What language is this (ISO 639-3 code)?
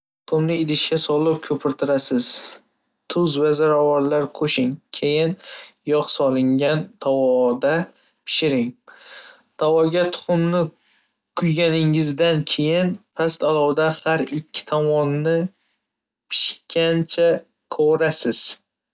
uzb